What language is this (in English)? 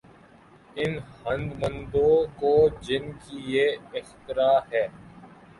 Urdu